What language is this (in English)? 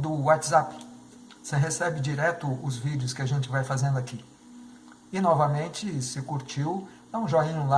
Portuguese